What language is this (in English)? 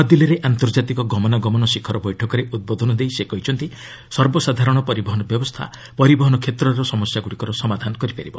Odia